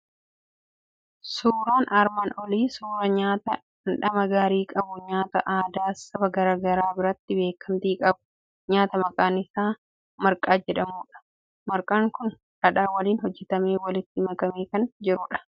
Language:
Oromo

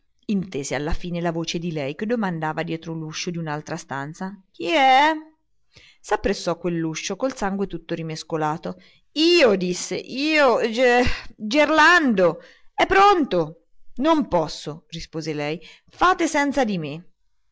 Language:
Italian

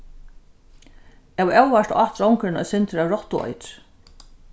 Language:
Faroese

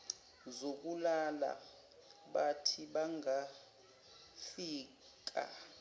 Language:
Zulu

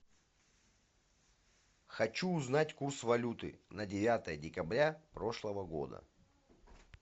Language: Russian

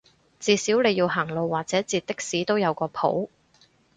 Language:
Cantonese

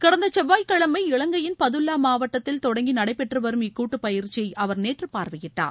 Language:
Tamil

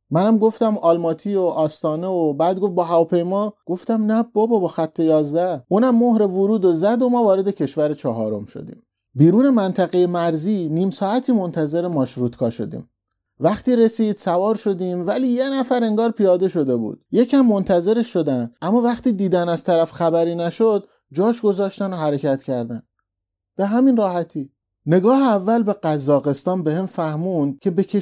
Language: Persian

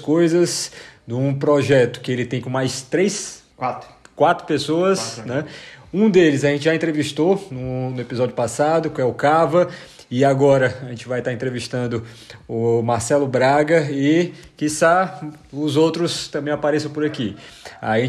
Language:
Portuguese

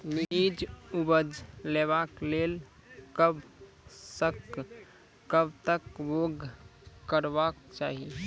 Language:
Maithili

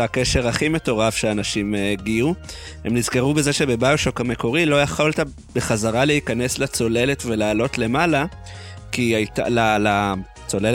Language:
Hebrew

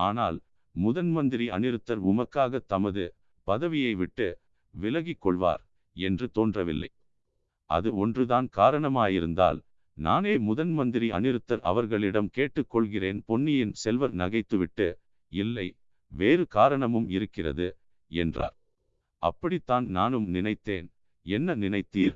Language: Tamil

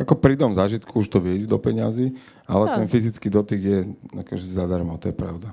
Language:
Slovak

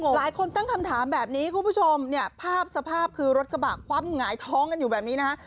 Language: Thai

